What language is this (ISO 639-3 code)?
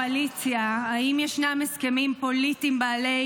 heb